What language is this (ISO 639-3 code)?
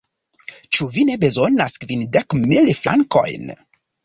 epo